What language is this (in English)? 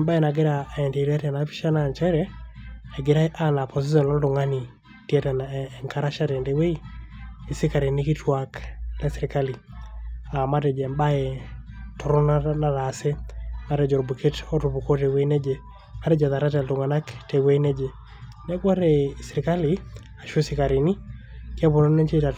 Masai